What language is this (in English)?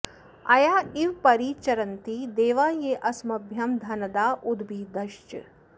Sanskrit